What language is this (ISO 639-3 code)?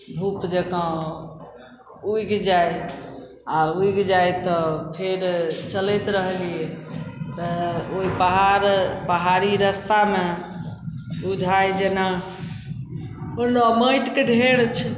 mai